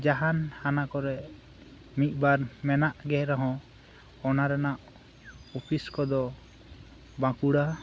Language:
Santali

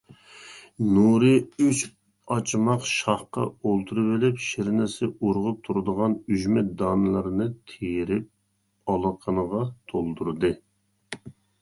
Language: Uyghur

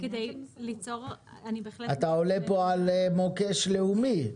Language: Hebrew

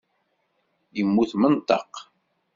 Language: Kabyle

